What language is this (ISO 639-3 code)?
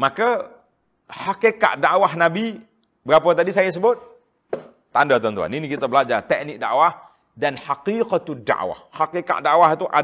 msa